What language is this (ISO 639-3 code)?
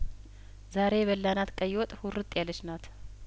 amh